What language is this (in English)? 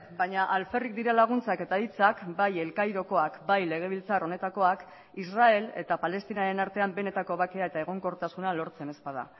Basque